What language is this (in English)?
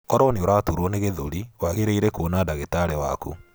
Kikuyu